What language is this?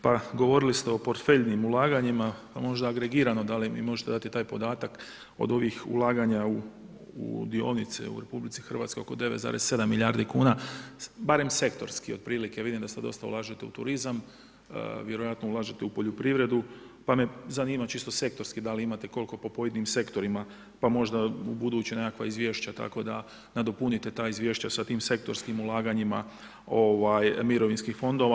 Croatian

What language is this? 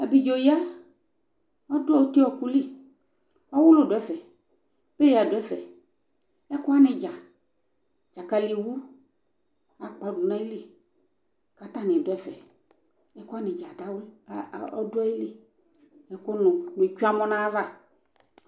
Ikposo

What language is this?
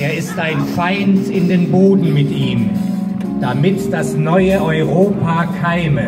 German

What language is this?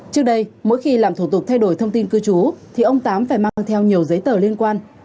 Vietnamese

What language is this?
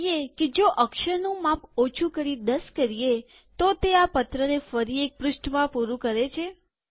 Gujarati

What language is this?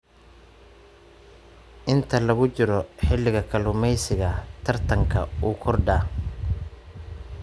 Somali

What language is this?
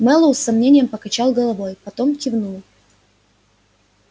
Russian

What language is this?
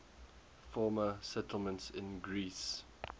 English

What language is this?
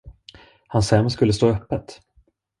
Swedish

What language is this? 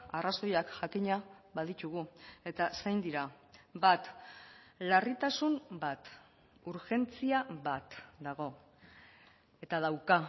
Basque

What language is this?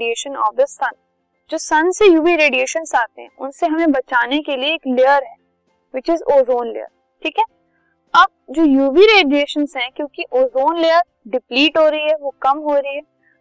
Hindi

